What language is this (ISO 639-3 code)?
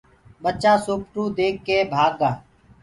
ggg